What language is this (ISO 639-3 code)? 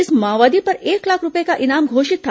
hin